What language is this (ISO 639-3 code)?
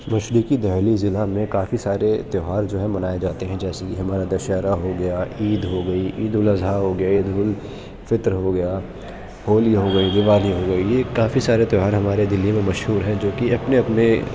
urd